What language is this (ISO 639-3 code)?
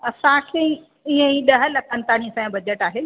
snd